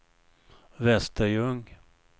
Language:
Swedish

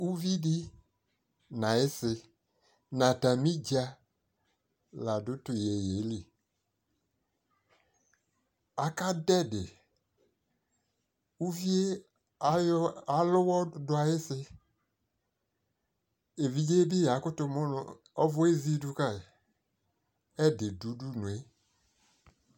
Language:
Ikposo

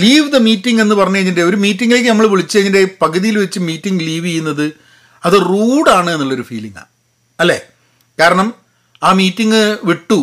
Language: Malayalam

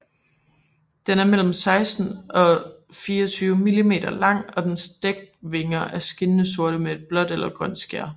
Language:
Danish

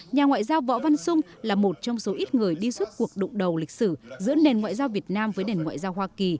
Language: Vietnamese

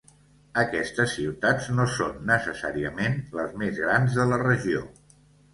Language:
Catalan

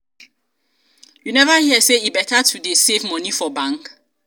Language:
Nigerian Pidgin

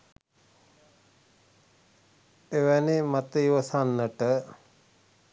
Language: Sinhala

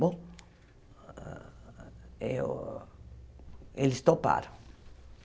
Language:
Portuguese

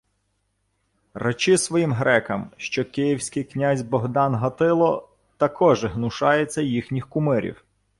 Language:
Ukrainian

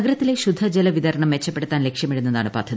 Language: Malayalam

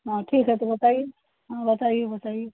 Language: Hindi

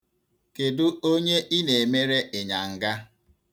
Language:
Igbo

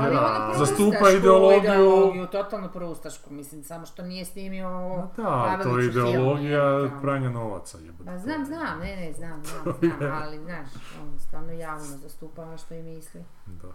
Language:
Croatian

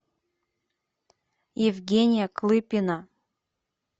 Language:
Russian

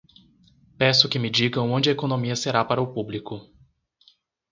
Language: Portuguese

